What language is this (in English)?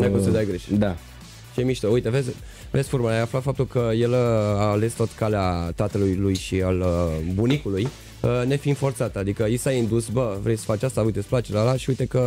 Romanian